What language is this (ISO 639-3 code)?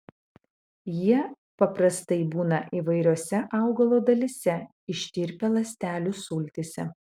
lit